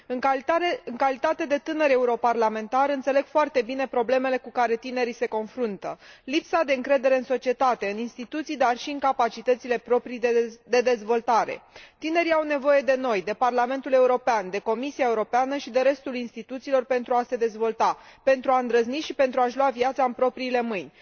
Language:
Romanian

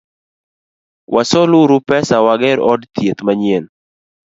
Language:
Luo (Kenya and Tanzania)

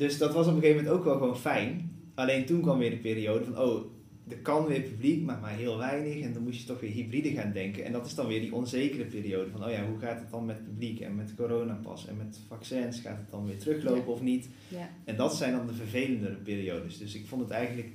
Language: Dutch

